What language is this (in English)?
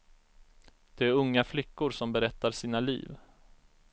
Swedish